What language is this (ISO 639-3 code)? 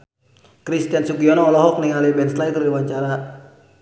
sun